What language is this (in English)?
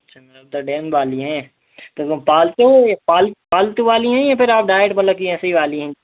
Hindi